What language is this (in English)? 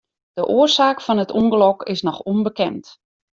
Western Frisian